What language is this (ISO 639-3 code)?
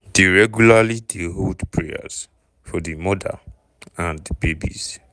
pcm